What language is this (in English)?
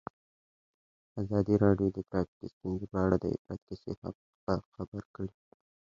Pashto